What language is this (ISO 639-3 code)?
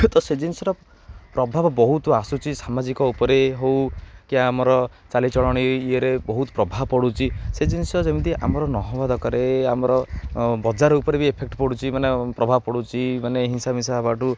ori